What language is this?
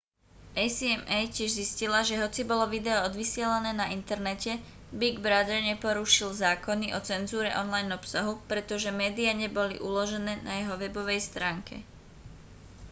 Slovak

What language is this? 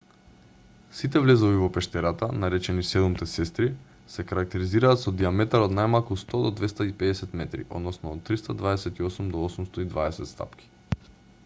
Macedonian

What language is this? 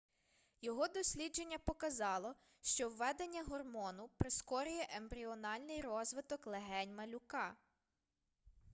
Ukrainian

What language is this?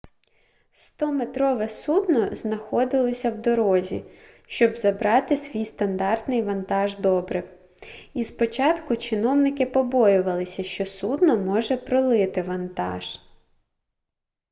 Ukrainian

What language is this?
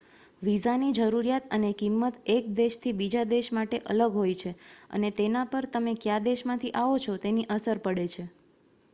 Gujarati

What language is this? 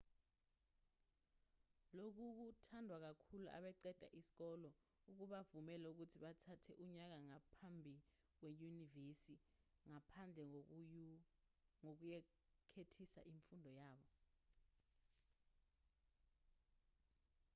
Zulu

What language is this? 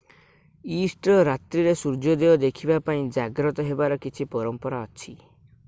Odia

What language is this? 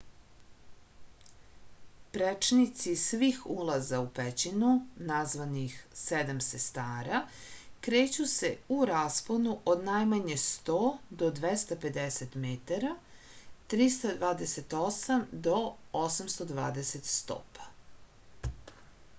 Serbian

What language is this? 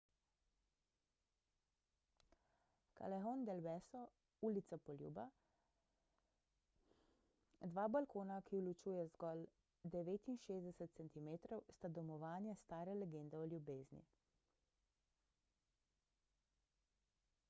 Slovenian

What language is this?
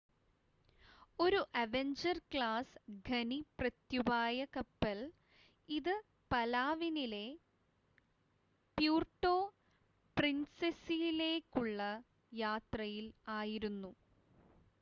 Malayalam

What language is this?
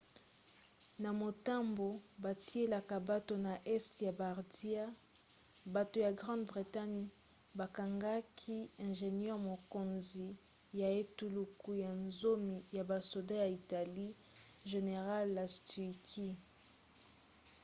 Lingala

